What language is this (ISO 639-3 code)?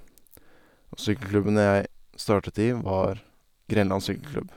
nor